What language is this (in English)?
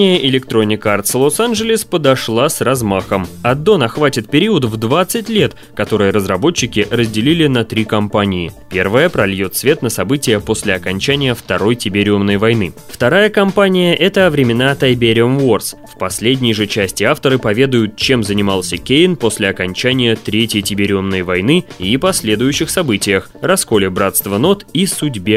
Russian